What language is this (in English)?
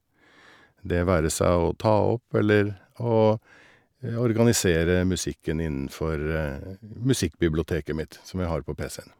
Norwegian